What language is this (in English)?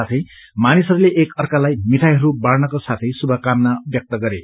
Nepali